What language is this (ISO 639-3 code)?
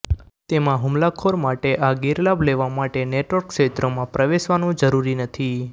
guj